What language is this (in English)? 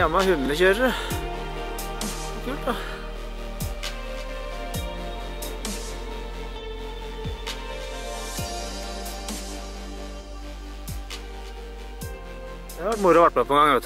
Norwegian